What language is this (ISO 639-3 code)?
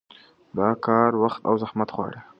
pus